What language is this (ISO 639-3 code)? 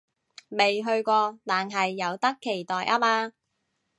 yue